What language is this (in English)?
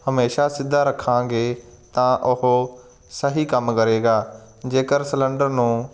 Punjabi